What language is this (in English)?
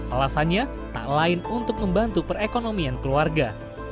Indonesian